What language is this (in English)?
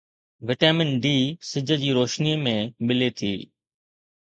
Sindhi